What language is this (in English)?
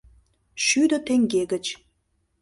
Mari